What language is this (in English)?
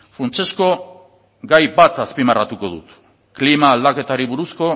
Basque